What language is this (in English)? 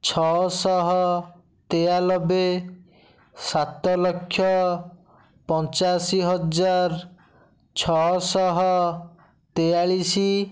Odia